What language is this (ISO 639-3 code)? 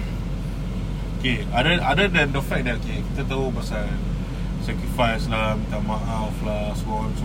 msa